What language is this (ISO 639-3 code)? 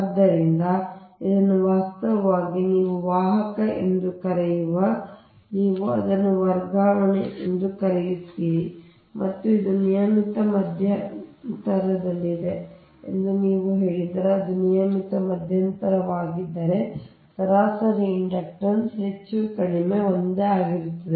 kan